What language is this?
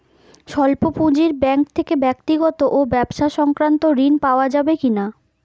Bangla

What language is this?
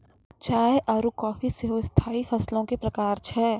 Maithili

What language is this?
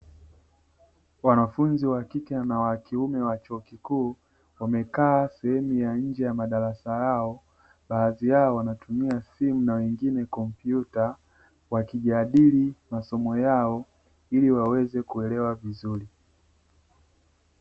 Swahili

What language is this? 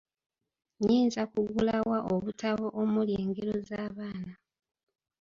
Ganda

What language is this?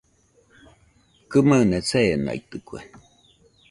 Nüpode Huitoto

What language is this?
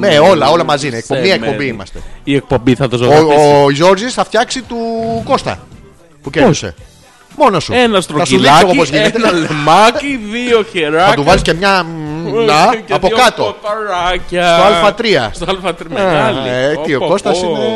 Greek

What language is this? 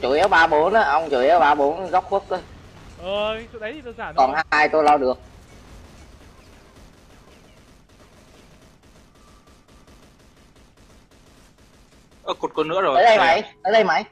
Vietnamese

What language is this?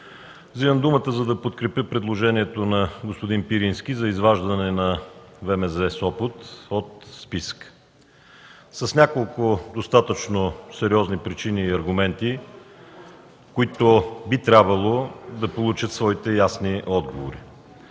Bulgarian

